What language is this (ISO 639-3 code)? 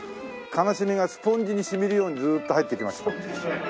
jpn